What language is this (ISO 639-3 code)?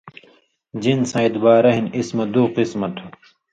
mvy